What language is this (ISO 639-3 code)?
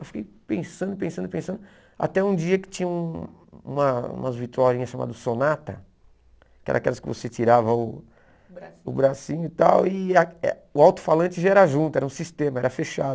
por